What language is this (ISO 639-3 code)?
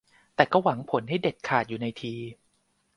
tha